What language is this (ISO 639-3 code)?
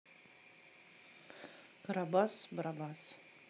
rus